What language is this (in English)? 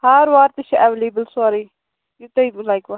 Kashmiri